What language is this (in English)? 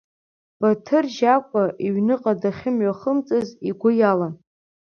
Abkhazian